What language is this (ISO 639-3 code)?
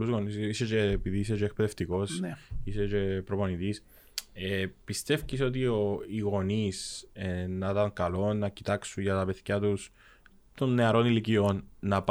ell